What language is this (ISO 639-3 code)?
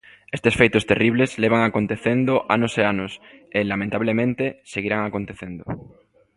glg